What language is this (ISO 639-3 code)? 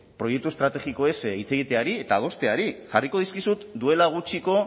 eus